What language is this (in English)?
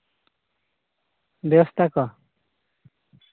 Santali